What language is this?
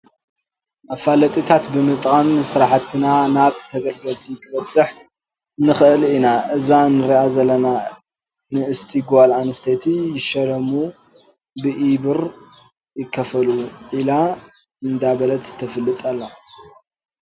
Tigrinya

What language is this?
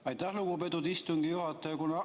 Estonian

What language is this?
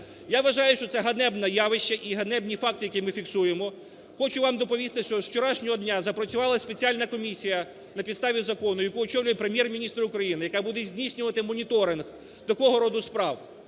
Ukrainian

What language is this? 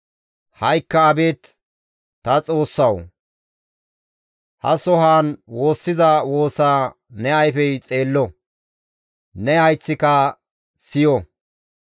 Gamo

